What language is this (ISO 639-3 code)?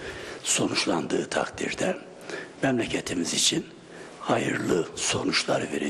tur